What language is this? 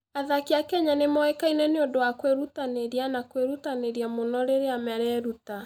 Kikuyu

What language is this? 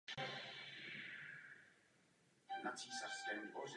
Czech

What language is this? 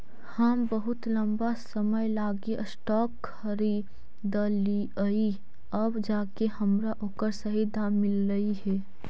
Magahi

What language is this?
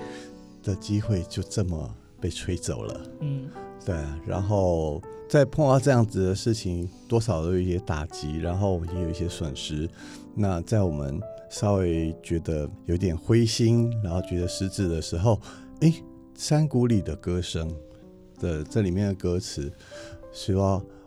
Chinese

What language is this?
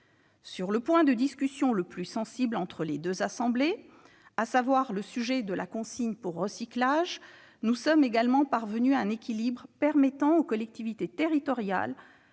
French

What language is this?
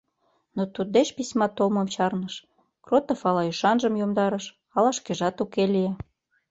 Mari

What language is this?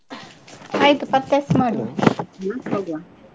Kannada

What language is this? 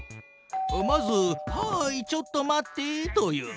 Japanese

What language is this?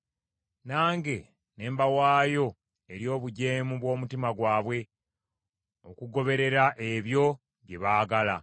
Ganda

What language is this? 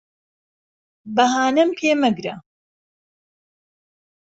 Central Kurdish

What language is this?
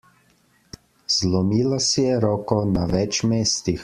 Slovenian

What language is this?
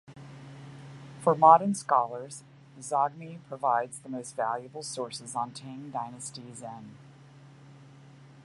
English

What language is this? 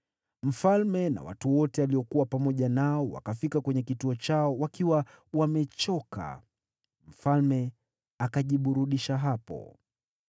Swahili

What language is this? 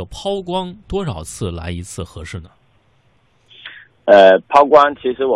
Chinese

